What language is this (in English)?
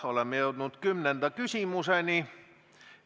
Estonian